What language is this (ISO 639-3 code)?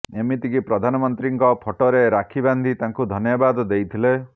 ori